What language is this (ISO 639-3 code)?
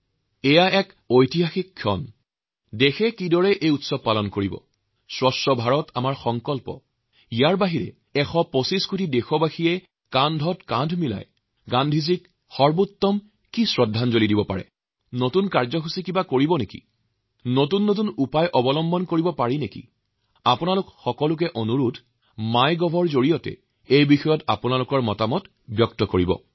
asm